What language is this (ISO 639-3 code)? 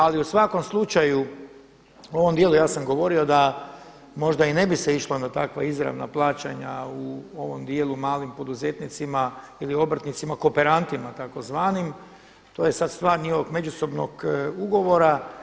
hrv